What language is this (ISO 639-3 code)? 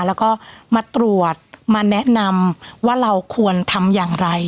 tha